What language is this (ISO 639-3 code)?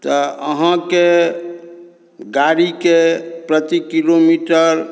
mai